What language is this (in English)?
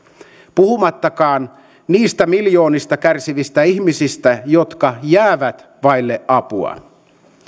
Finnish